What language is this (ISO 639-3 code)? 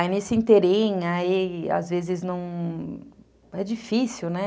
por